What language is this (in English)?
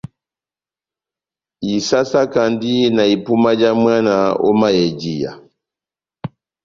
Batanga